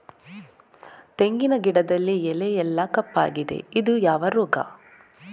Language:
Kannada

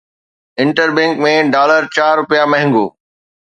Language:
Sindhi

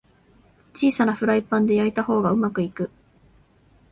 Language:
Japanese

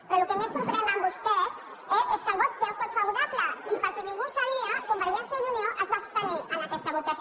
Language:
Catalan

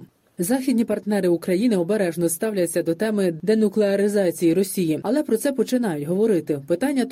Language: Ukrainian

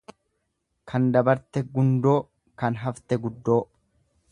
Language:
Oromo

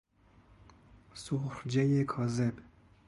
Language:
Persian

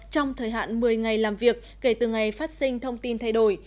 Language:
Vietnamese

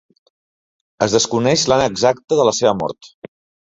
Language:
Catalan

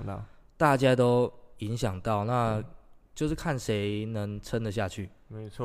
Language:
Chinese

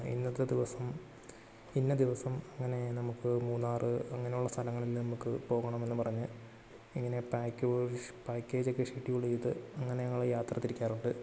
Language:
Malayalam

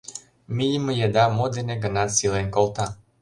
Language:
Mari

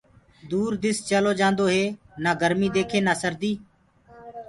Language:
Gurgula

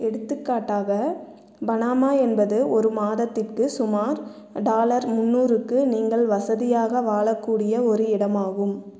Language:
Tamil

